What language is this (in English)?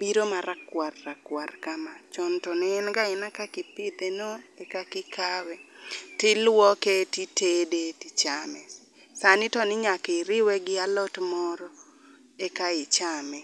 Luo (Kenya and Tanzania)